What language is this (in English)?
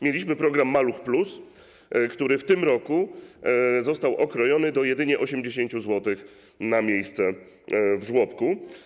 Polish